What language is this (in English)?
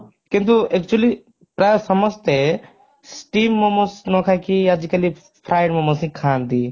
Odia